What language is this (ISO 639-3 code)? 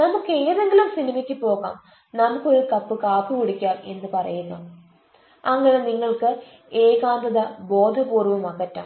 mal